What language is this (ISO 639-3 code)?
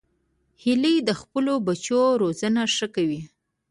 pus